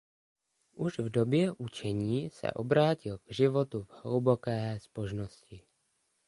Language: Czech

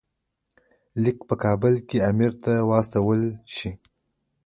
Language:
Pashto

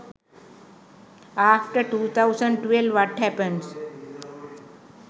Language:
Sinhala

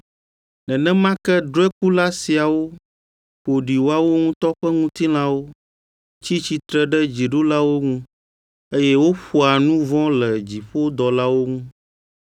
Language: Ewe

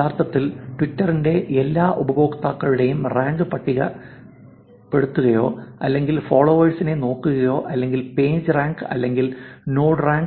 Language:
Malayalam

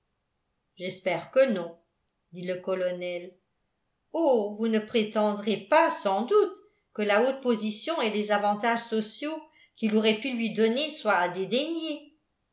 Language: French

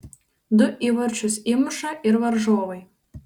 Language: Lithuanian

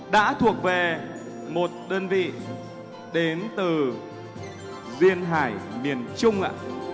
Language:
Vietnamese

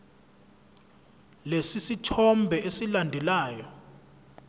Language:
Zulu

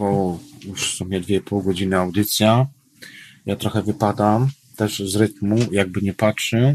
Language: Polish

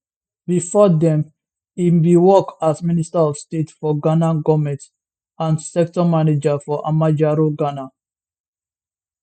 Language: Nigerian Pidgin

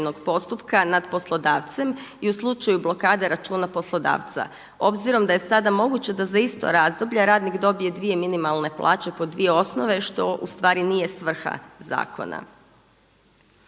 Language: Croatian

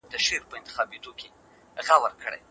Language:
Pashto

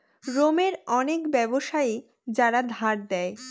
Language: Bangla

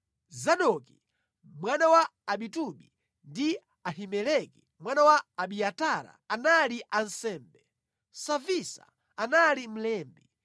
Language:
Nyanja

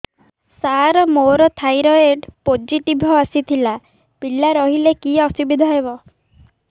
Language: Odia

